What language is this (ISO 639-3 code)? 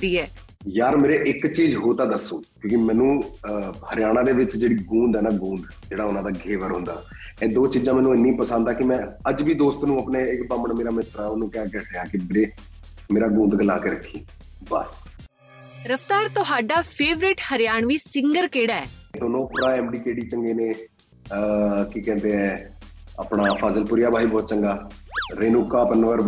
pan